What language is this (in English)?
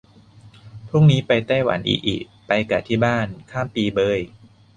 Thai